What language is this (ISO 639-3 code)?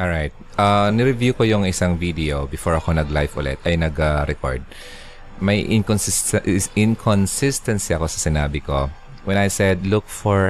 fil